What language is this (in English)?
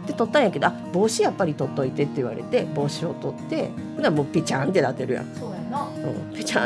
Japanese